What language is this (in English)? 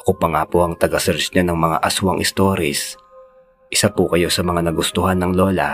Filipino